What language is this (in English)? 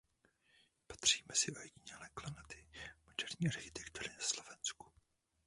Czech